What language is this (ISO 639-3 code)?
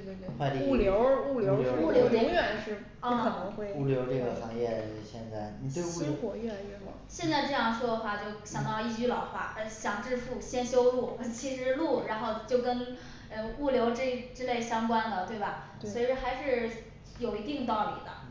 zho